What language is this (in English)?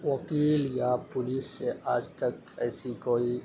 Urdu